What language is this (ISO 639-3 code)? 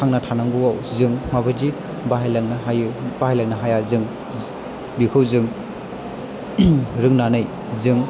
brx